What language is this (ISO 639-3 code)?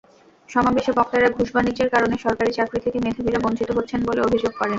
ben